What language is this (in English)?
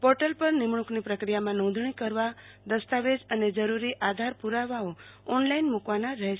Gujarati